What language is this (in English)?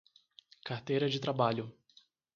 Portuguese